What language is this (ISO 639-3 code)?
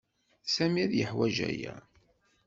kab